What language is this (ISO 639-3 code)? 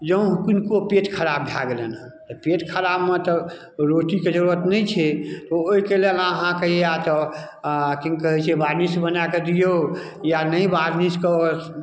mai